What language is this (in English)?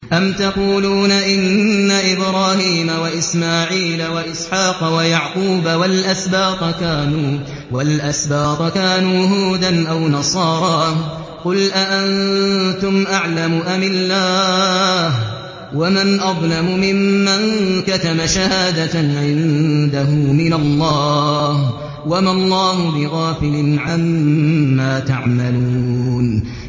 Arabic